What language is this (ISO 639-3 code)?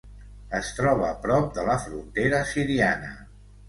cat